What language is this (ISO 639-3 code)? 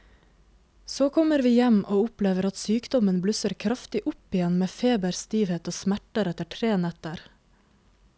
nor